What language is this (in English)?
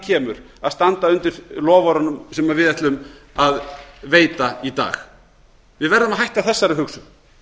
Icelandic